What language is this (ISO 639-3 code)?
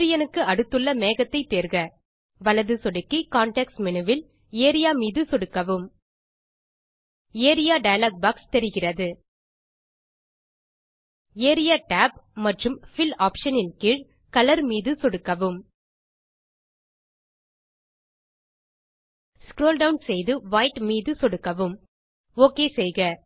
tam